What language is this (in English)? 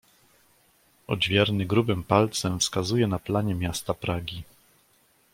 Polish